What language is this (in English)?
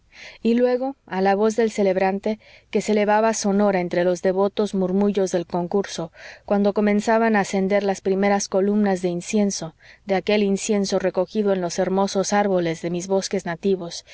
Spanish